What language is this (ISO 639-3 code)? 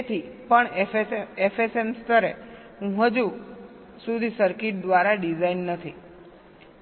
guj